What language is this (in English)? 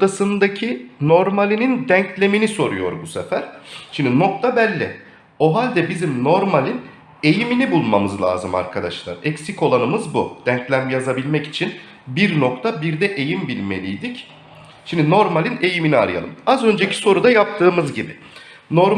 Turkish